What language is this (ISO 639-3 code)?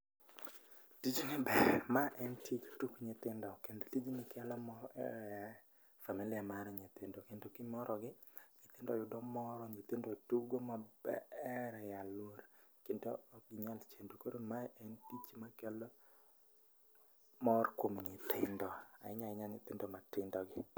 luo